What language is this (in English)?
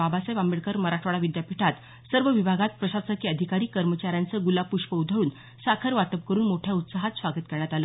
Marathi